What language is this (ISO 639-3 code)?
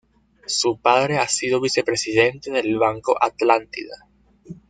spa